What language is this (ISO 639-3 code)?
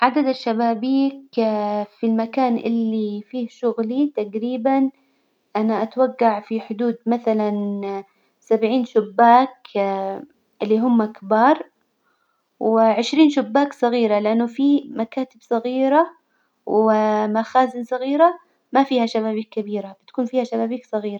acw